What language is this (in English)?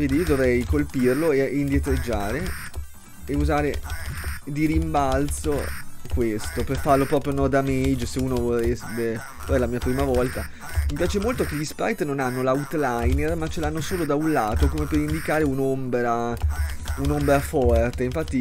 Italian